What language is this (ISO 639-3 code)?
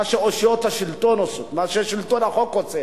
heb